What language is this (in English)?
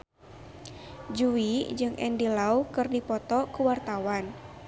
Sundanese